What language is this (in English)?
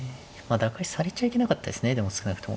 Japanese